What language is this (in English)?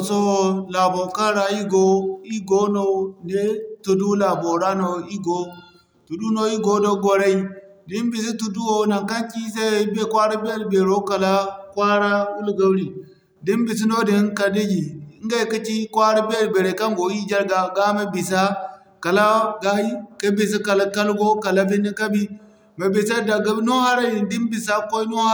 Zarma